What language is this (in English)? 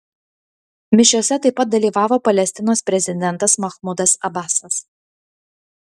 Lithuanian